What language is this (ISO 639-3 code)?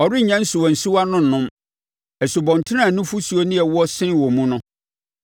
aka